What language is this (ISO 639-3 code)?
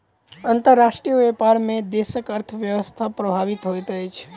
mai